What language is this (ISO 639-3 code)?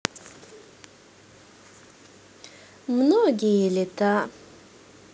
rus